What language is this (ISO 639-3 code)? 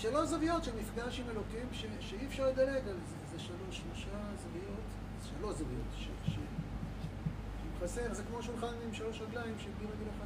heb